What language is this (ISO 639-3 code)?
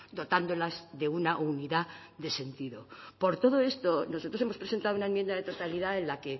spa